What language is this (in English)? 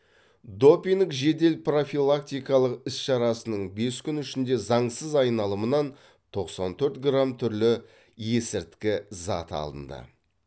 Kazakh